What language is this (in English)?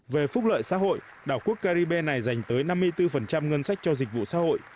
Vietnamese